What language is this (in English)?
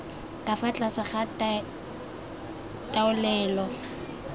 Tswana